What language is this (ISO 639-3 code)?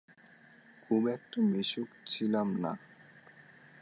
ben